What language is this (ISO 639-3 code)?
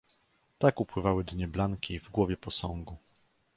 pol